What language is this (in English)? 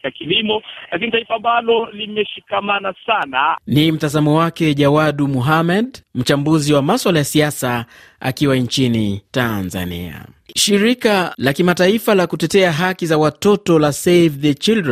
Swahili